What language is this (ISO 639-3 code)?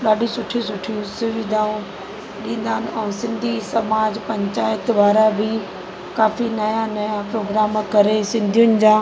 snd